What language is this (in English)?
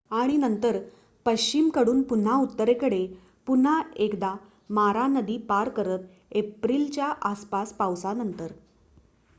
Marathi